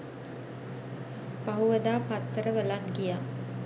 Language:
Sinhala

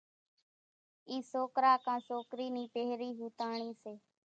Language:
Kachi Koli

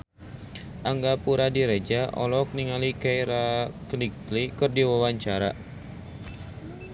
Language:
Sundanese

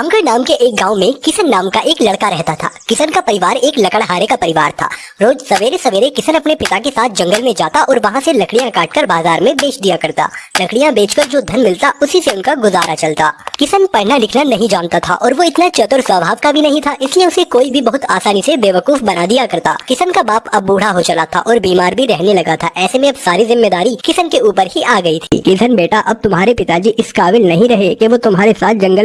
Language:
Hindi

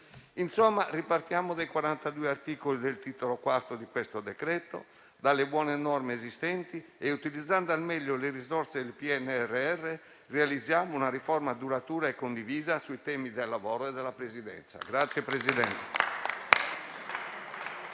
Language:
Italian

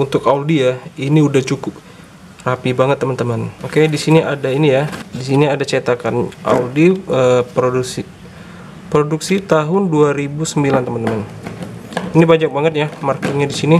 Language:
Indonesian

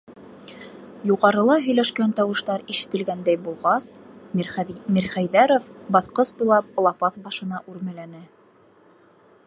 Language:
Bashkir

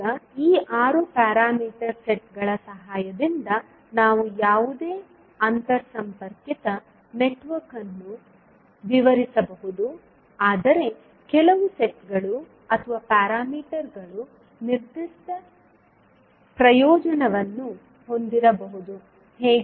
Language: Kannada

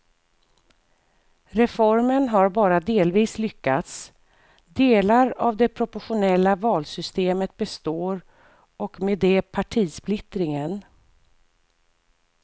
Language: Swedish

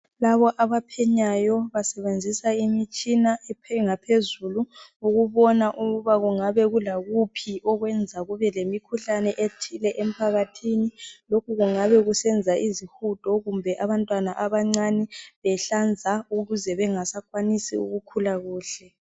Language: North Ndebele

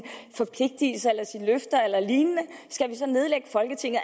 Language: Danish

